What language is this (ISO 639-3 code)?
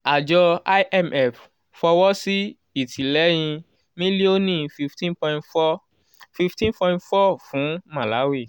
yor